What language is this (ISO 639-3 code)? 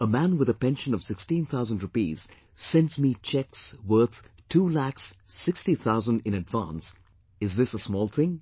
eng